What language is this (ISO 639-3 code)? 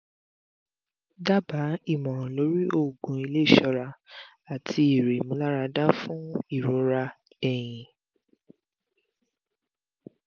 yor